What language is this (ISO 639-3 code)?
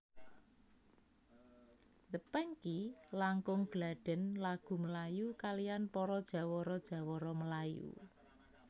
jav